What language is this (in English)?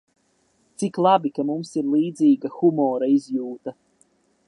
Latvian